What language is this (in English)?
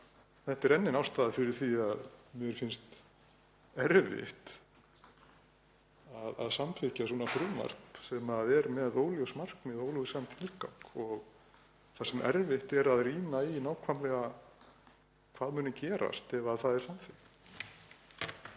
Icelandic